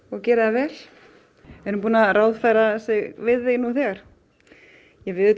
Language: Icelandic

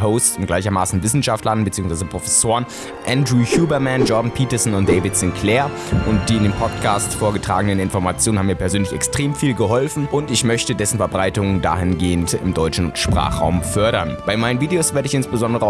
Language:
German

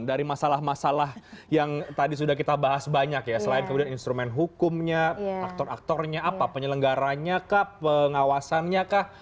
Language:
Indonesian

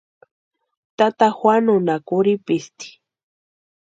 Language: Western Highland Purepecha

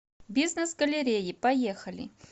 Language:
Russian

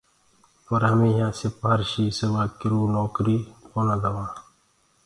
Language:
Gurgula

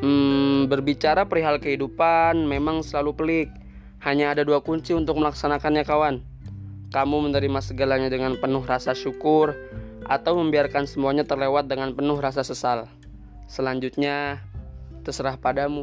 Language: Indonesian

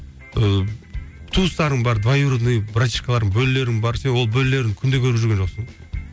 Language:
Kazakh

